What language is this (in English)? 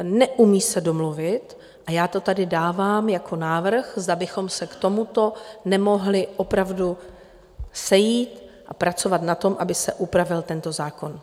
Czech